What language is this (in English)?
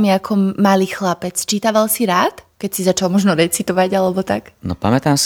Slovak